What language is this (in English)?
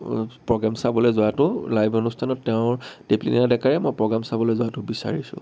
Assamese